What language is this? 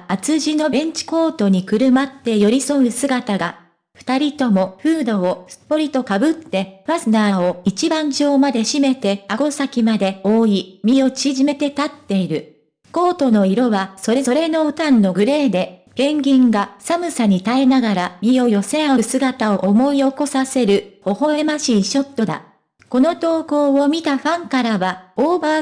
Japanese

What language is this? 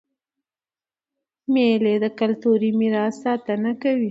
Pashto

